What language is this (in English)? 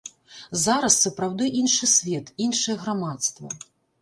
Belarusian